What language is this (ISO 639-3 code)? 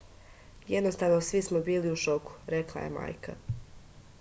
srp